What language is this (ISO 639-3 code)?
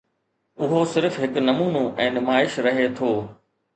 snd